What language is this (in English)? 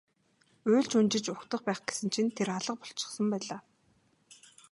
Mongolian